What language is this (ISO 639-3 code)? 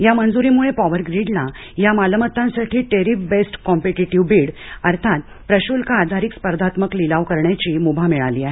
mar